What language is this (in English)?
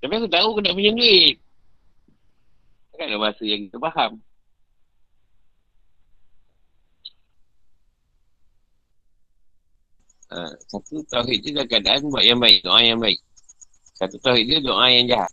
Malay